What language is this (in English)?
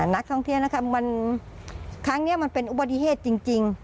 Thai